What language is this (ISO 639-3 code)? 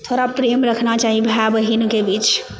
mai